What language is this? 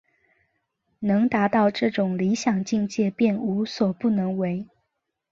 Chinese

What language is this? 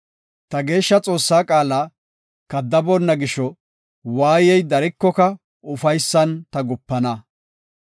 Gofa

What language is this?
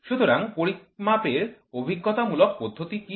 Bangla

